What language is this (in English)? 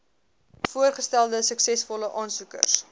Afrikaans